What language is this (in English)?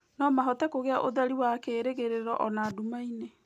Kikuyu